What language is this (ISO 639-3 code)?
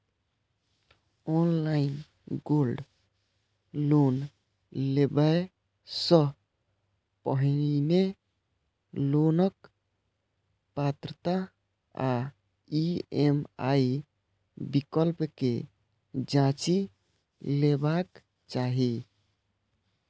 mai